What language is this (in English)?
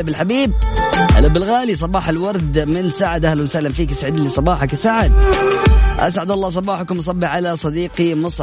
Arabic